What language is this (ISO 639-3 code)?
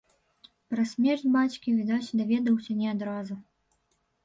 bel